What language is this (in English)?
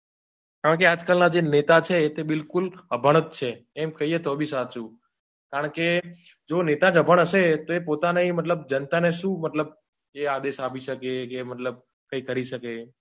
Gujarati